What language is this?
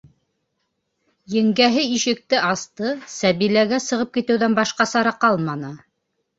Bashkir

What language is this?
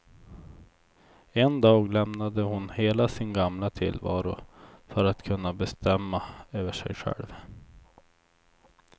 Swedish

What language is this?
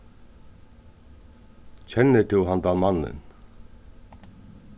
Faroese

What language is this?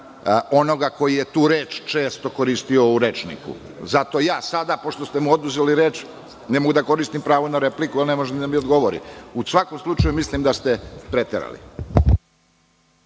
Serbian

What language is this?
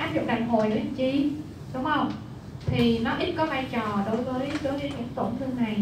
Vietnamese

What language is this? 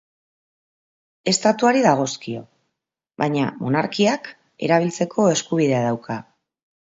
Basque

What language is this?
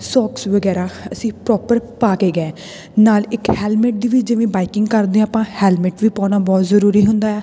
Punjabi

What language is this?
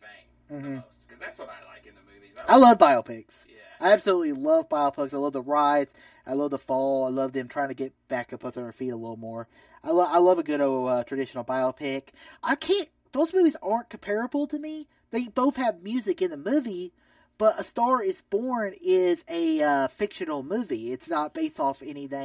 English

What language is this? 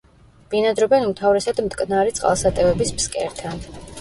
Georgian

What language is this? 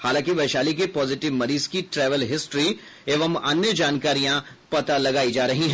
Hindi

